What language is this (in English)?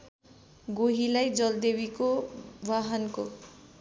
Nepali